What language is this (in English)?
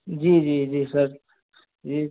Urdu